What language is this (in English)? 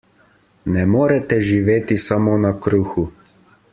Slovenian